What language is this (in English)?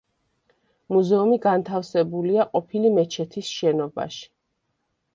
Georgian